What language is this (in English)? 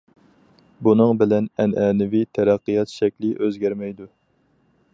Uyghur